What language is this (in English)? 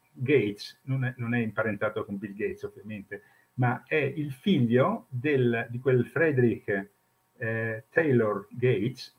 Italian